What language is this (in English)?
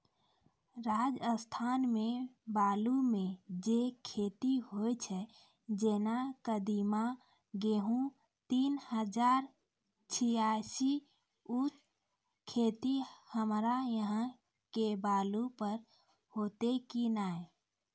Maithili